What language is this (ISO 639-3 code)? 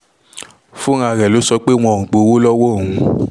yor